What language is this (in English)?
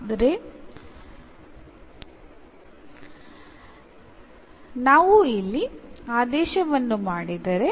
Kannada